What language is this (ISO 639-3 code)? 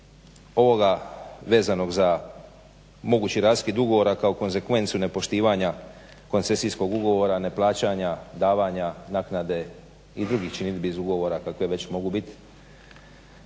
hrv